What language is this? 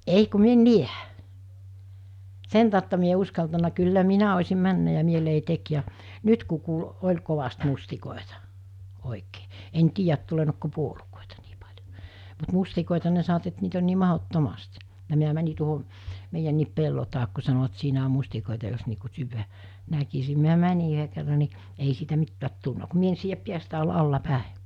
Finnish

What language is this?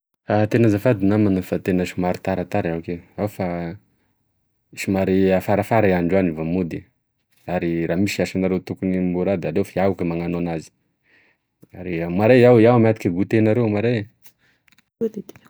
Tesaka Malagasy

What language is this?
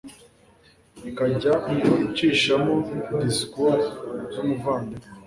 Kinyarwanda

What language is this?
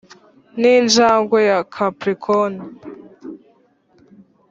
Kinyarwanda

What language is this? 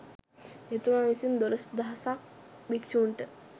Sinhala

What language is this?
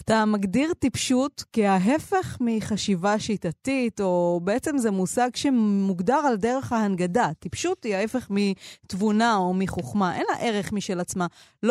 Hebrew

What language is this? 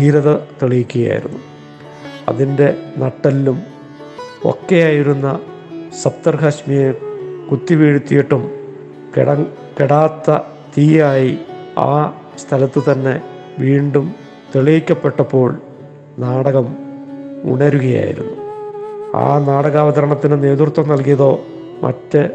Malayalam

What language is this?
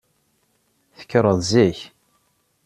Kabyle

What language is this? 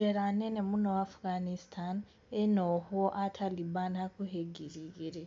Kikuyu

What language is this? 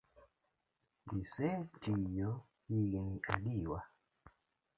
Luo (Kenya and Tanzania)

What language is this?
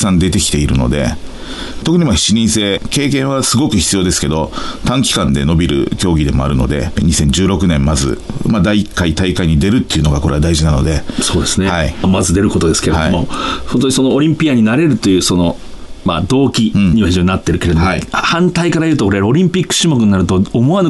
Japanese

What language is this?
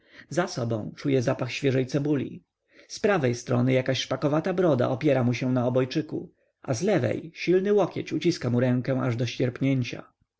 Polish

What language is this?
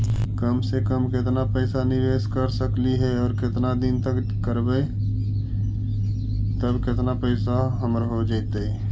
Magahi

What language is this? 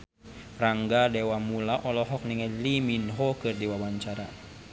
Sundanese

